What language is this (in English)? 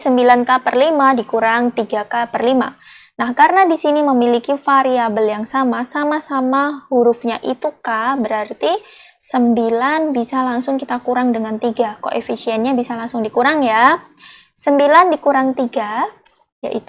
Indonesian